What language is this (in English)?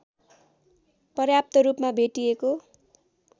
Nepali